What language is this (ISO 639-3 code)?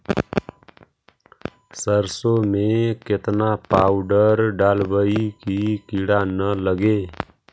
mag